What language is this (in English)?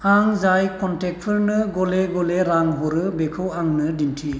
Bodo